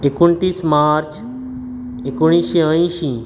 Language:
Konkani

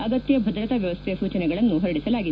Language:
Kannada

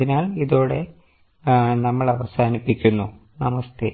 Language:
Malayalam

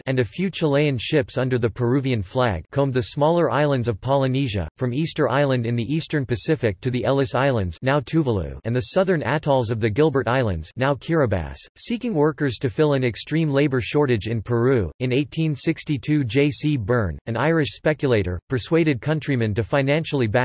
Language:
English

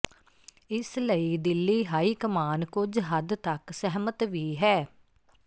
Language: Punjabi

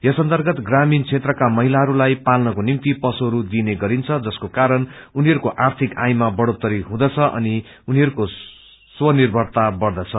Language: Nepali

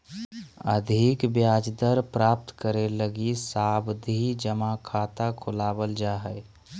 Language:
Magahi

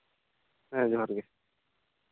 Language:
Santali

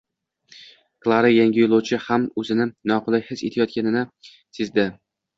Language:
Uzbek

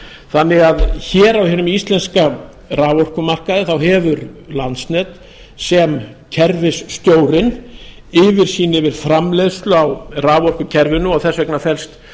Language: Icelandic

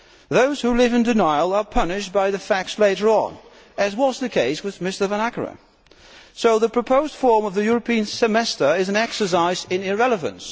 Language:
English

